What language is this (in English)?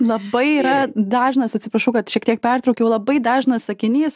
Lithuanian